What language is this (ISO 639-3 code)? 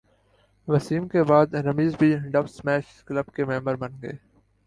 urd